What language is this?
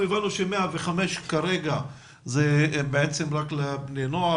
Hebrew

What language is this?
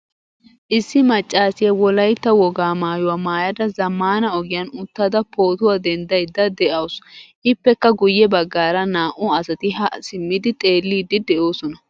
Wolaytta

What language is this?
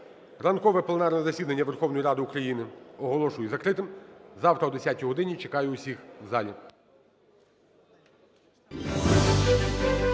Ukrainian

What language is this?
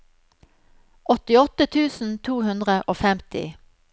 Norwegian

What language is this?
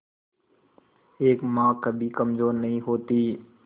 Hindi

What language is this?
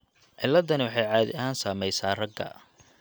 Somali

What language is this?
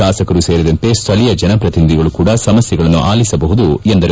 Kannada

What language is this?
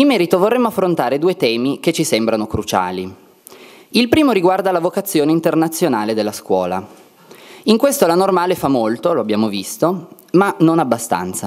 Italian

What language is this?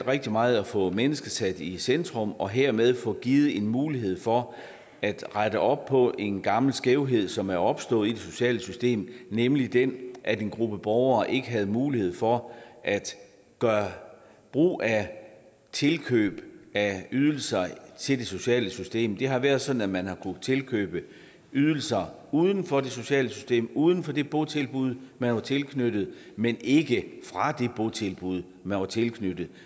Danish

